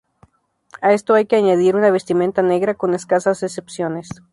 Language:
Spanish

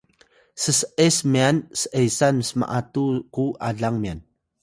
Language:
Atayal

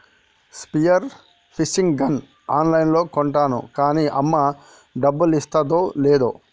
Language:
Telugu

